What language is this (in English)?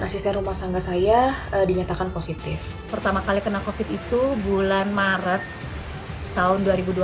Indonesian